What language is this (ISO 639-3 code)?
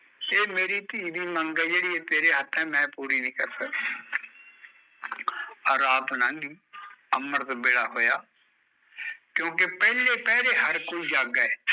pan